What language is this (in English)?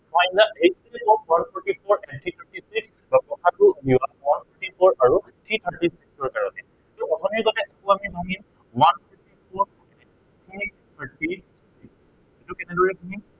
Assamese